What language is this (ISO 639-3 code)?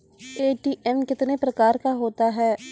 mai